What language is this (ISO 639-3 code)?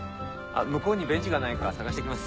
jpn